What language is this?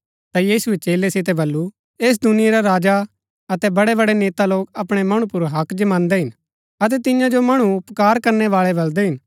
Gaddi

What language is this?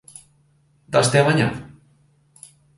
Galician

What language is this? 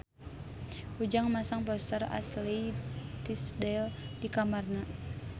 Sundanese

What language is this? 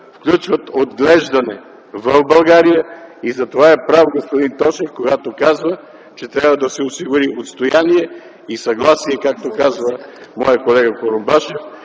Bulgarian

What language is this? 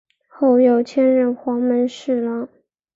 Chinese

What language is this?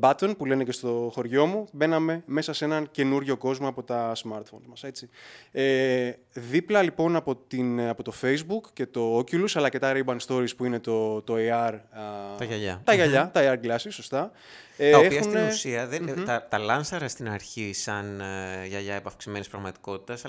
Greek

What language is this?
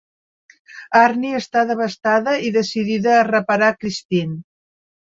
Catalan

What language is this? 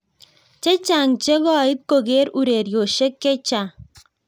Kalenjin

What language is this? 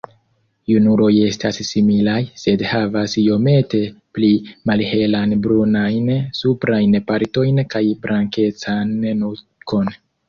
Esperanto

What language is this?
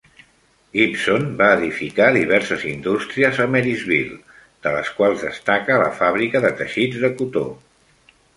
Catalan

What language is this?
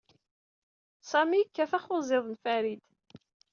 Kabyle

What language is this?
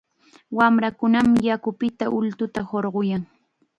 Chiquián Ancash Quechua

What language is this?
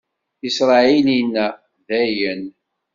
Kabyle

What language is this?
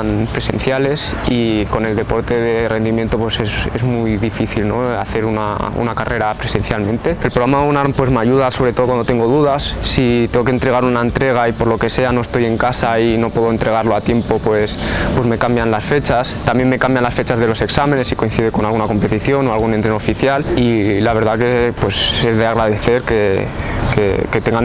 Spanish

